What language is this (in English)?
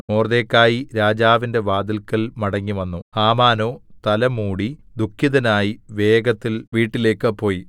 Malayalam